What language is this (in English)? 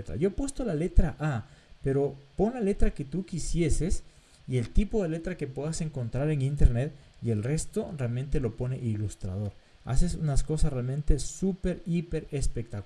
Spanish